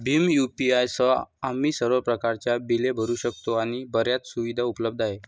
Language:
Marathi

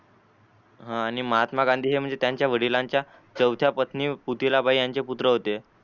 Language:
Marathi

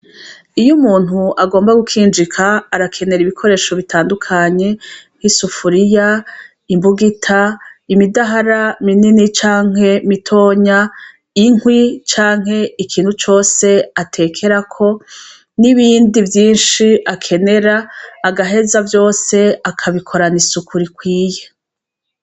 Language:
Rundi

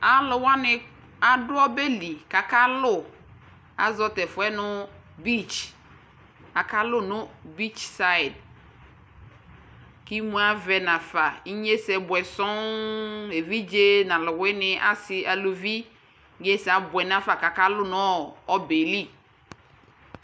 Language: Ikposo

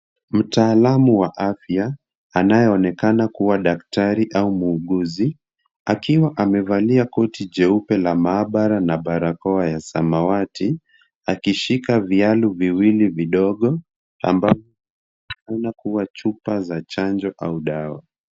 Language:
Swahili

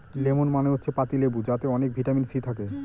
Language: Bangla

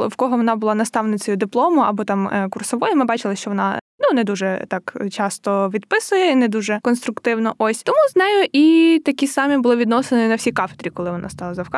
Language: Ukrainian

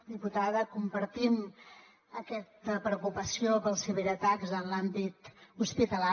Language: Catalan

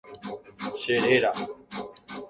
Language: Guarani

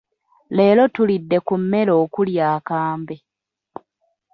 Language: Ganda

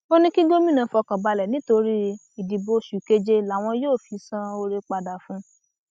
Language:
Yoruba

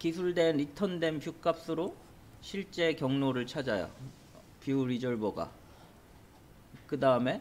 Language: Korean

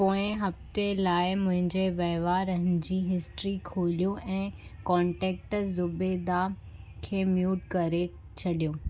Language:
Sindhi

